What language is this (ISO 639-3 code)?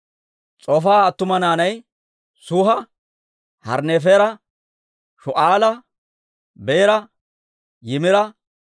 dwr